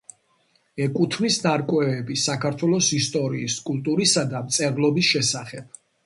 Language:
Georgian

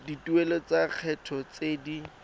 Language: Tswana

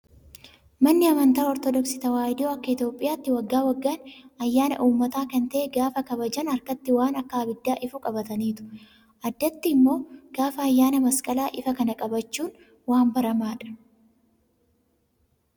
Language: Oromo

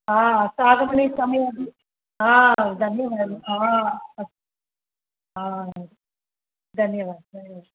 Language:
Sanskrit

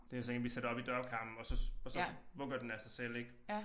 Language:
Danish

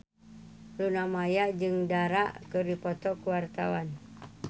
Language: Sundanese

